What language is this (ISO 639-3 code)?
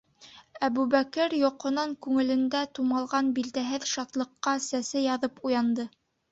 bak